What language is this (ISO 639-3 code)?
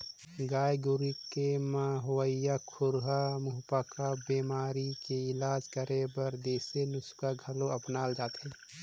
hne